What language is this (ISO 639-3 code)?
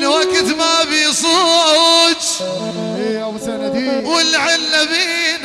ara